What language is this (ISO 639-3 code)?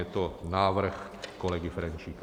ces